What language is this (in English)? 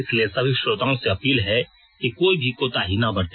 Hindi